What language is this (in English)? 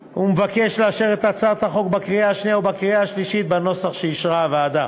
Hebrew